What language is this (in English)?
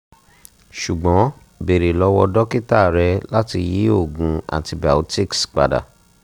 Yoruba